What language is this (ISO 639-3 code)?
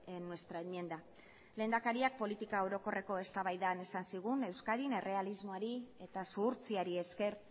eus